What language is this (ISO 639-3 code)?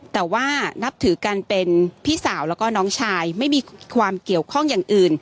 tha